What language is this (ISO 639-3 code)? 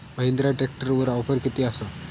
mar